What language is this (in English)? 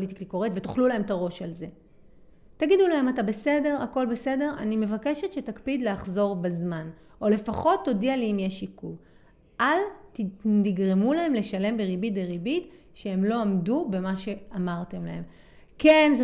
Hebrew